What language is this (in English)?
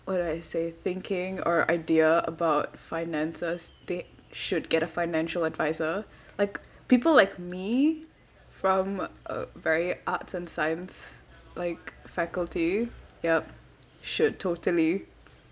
English